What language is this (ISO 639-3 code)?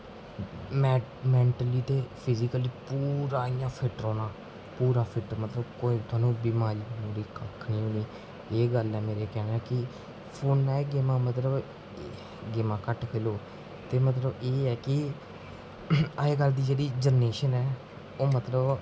doi